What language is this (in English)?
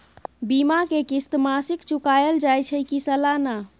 Maithili